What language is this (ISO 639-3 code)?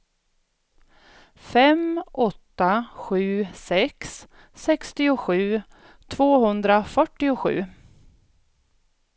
swe